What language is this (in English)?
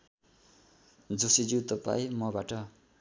Nepali